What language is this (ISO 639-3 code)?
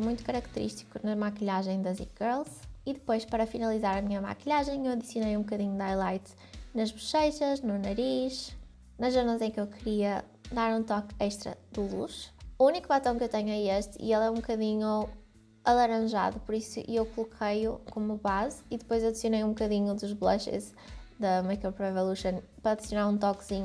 por